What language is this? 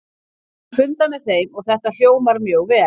Icelandic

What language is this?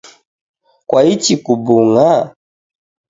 Taita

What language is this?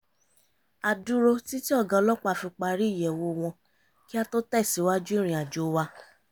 Yoruba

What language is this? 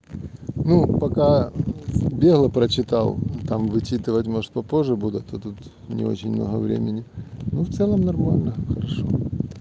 Russian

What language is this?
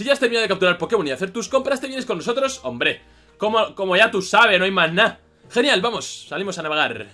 Spanish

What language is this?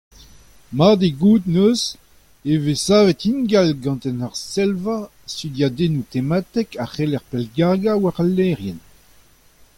Breton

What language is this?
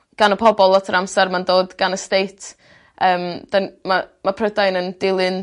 Welsh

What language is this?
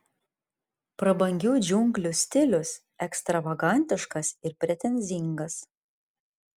Lithuanian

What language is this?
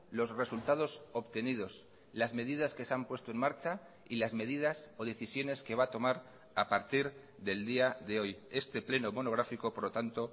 Spanish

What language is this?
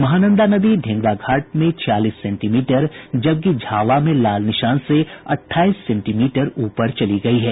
Hindi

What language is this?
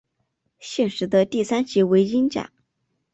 Chinese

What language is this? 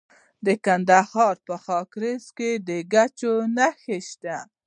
Pashto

